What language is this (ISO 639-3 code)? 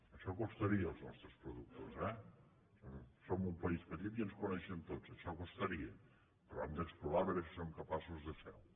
cat